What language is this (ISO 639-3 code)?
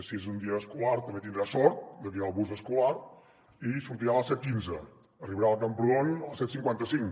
cat